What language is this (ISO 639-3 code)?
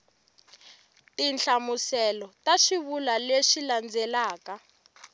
tso